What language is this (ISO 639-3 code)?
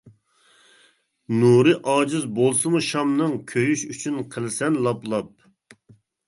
uig